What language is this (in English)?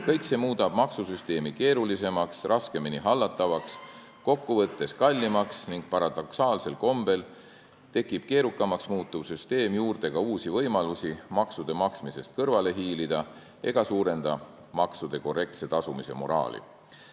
Estonian